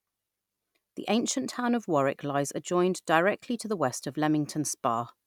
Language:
English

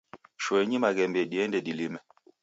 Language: Taita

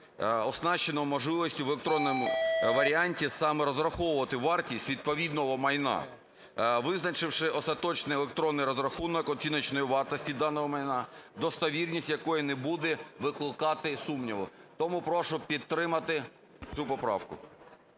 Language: Ukrainian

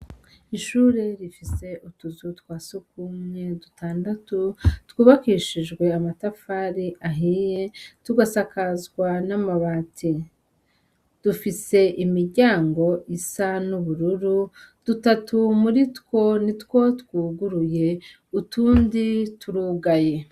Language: Rundi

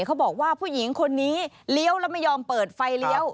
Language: Thai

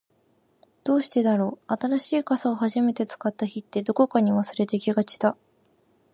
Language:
Japanese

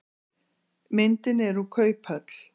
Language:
Icelandic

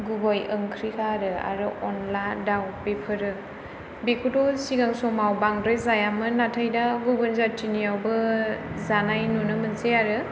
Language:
Bodo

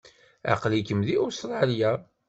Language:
Kabyle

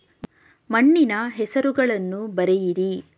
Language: Kannada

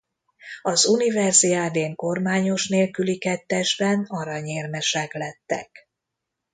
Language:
Hungarian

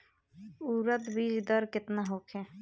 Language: Bhojpuri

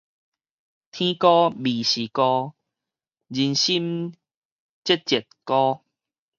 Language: Min Nan Chinese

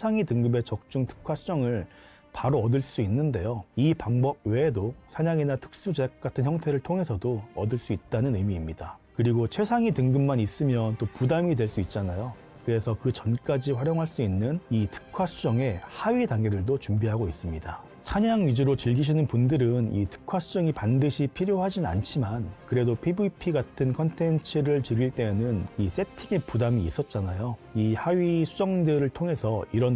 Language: Korean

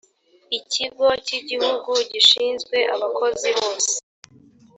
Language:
Kinyarwanda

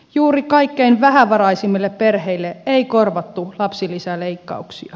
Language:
Finnish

